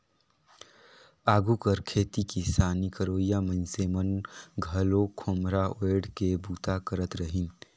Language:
Chhattisgarhi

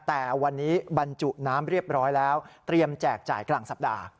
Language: Thai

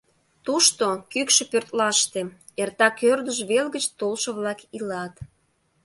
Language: Mari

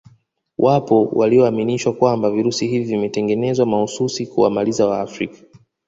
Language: Swahili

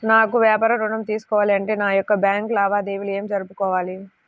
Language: Telugu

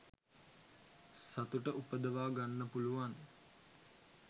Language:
Sinhala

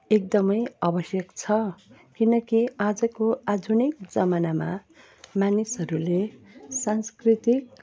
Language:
Nepali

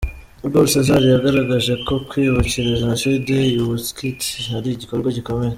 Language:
Kinyarwanda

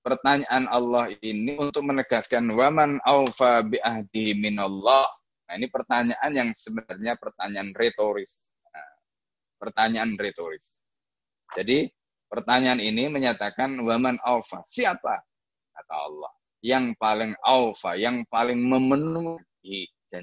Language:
Indonesian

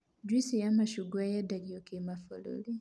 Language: Kikuyu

